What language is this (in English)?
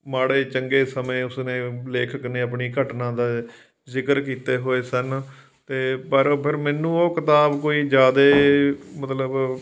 Punjabi